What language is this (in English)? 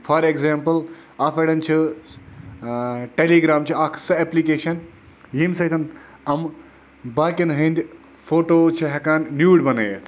Kashmiri